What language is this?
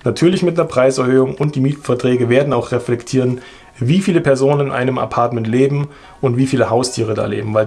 German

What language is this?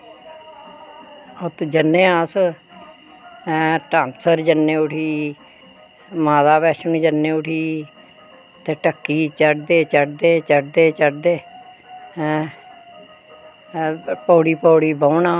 Dogri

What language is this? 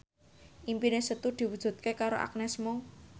Javanese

